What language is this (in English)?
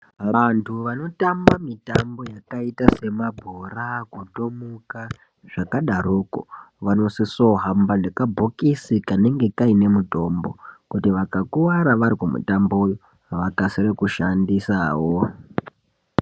Ndau